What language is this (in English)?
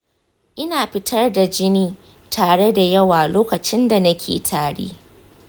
Hausa